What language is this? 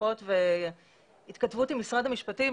Hebrew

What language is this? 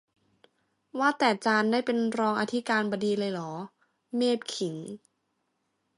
Thai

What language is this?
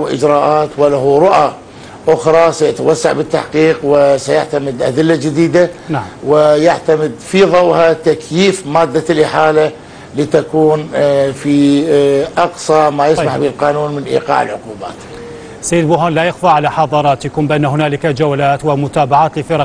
Arabic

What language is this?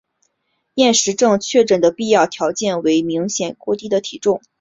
Chinese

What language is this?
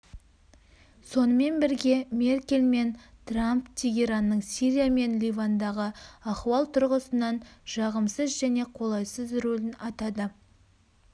Kazakh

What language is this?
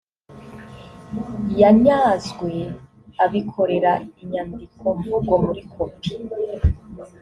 Kinyarwanda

